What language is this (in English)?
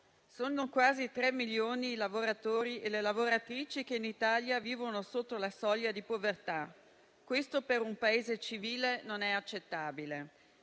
Italian